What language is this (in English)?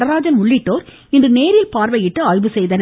Tamil